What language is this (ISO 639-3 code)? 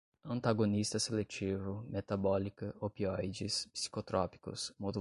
por